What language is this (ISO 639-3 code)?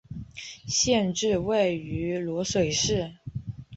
zho